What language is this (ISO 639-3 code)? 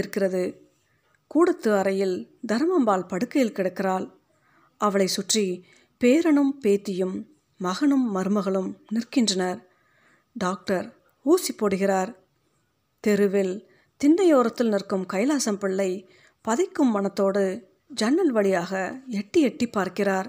tam